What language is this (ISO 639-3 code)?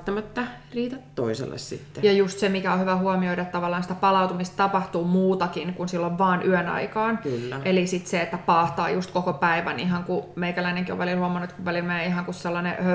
fin